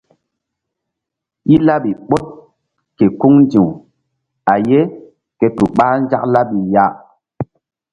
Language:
Mbum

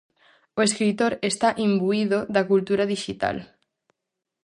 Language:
Galician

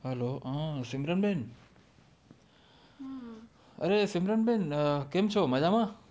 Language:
Gujarati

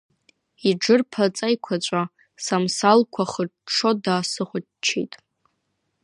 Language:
Abkhazian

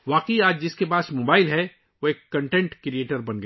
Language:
Urdu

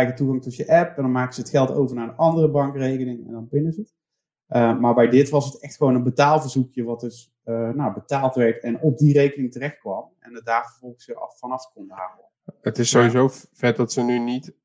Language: Dutch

